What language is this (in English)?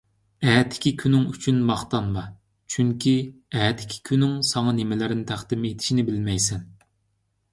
Uyghur